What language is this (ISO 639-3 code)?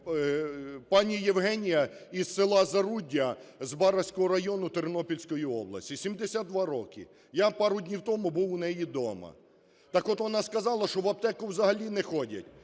ukr